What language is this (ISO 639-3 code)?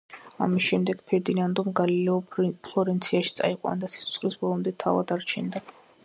kat